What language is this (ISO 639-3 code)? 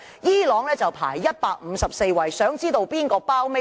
yue